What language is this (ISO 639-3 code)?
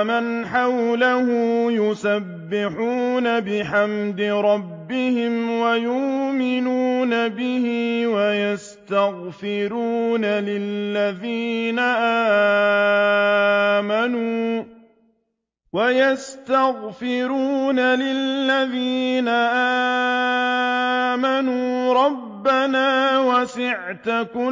ara